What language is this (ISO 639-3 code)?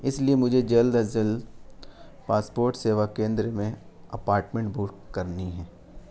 urd